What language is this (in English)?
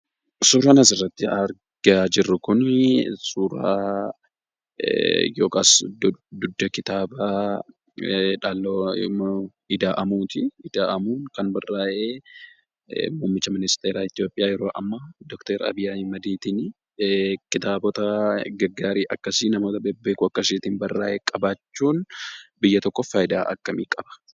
Oromo